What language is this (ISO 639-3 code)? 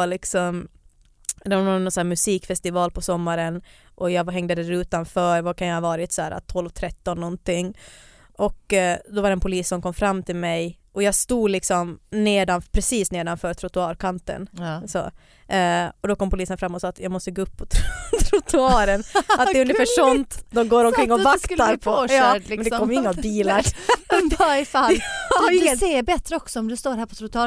swe